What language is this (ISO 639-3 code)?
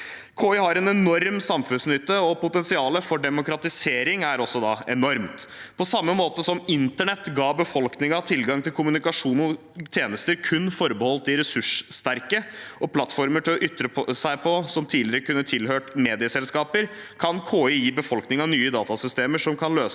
nor